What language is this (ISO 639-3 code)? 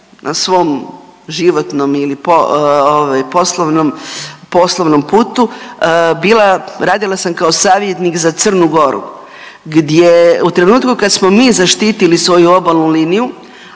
hrv